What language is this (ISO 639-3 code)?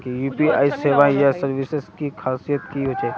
mag